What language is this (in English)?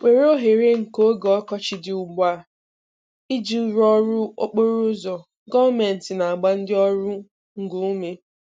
Igbo